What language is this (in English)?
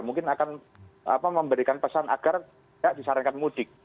Indonesian